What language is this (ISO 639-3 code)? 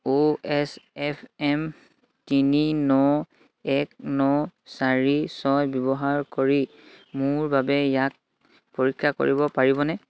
asm